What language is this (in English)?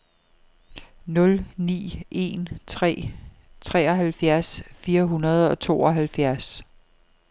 Danish